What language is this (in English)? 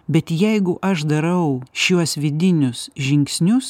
Lithuanian